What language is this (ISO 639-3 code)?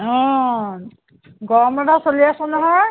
asm